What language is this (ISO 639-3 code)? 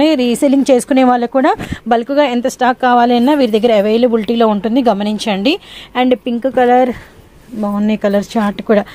tel